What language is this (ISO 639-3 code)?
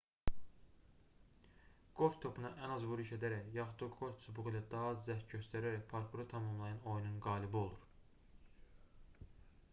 aze